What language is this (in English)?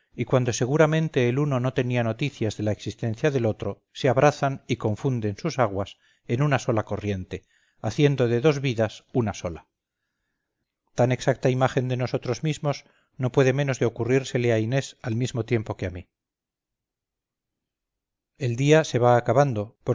Spanish